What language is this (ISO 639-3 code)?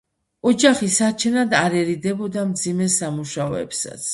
kat